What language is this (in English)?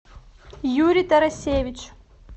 Russian